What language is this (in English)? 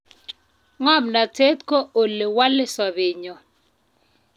Kalenjin